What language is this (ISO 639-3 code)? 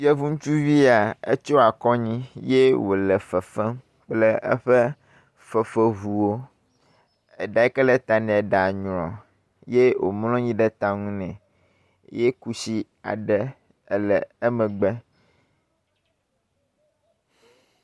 ewe